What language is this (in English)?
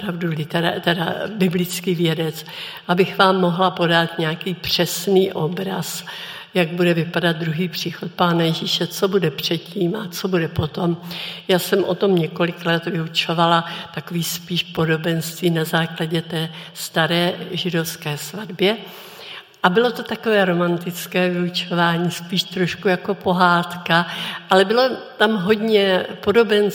Czech